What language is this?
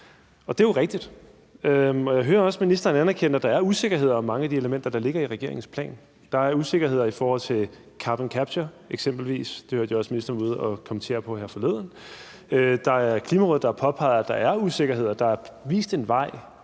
Danish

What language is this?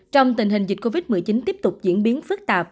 Vietnamese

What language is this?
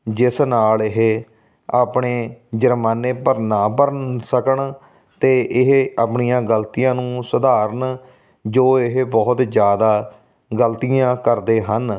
Punjabi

